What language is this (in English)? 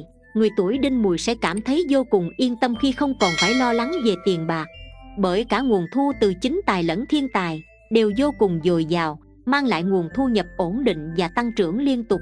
Vietnamese